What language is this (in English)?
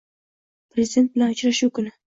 Uzbek